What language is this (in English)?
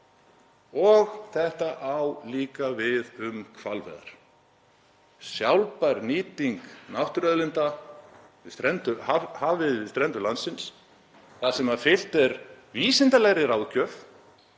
Icelandic